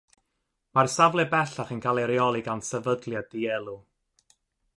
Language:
Welsh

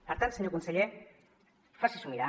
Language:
Catalan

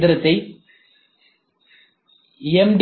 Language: Tamil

